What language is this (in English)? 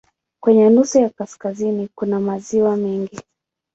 Swahili